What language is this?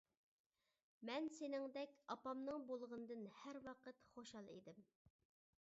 Uyghur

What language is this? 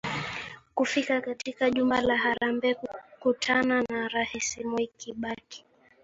Swahili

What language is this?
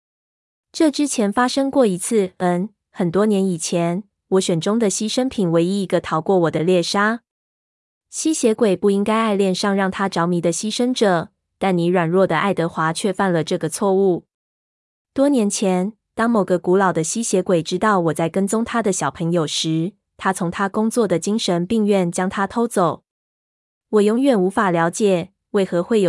Chinese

